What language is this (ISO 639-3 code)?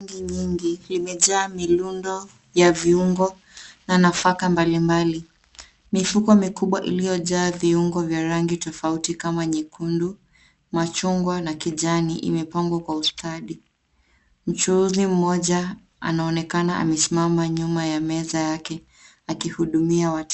swa